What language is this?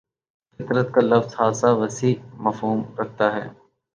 Urdu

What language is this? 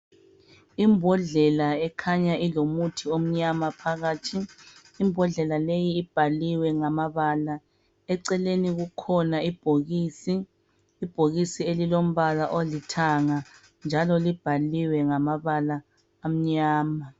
North Ndebele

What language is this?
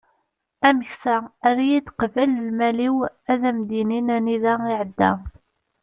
Kabyle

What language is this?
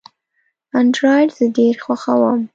Pashto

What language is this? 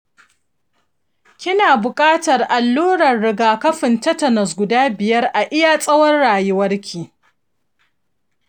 Hausa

